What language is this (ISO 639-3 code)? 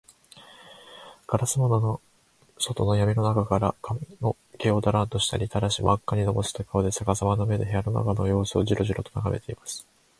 jpn